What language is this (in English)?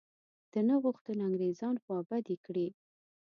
Pashto